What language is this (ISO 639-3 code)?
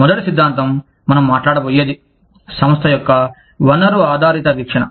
tel